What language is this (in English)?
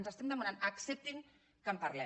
Catalan